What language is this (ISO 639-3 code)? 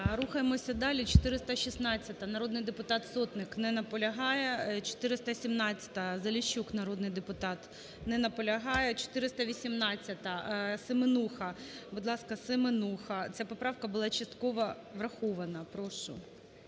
ukr